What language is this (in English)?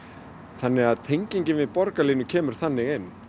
Icelandic